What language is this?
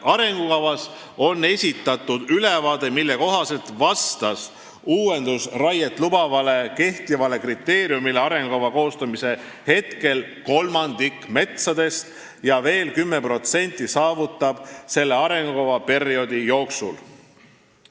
Estonian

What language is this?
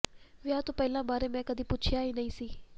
Punjabi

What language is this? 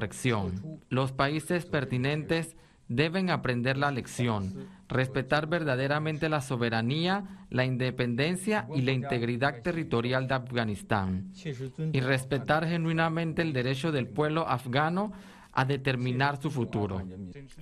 Spanish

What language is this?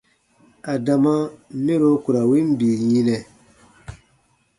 Baatonum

